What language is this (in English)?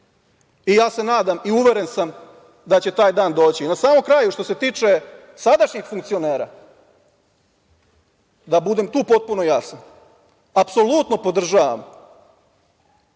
Serbian